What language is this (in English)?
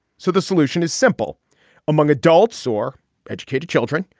English